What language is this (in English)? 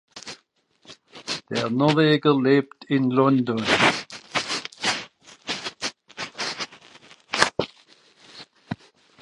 German